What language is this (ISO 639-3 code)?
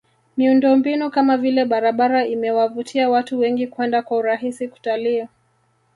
swa